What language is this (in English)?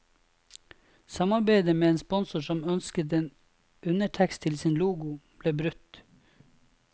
Norwegian